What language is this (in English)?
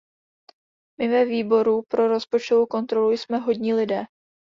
Czech